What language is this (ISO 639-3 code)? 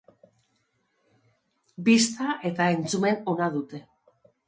eus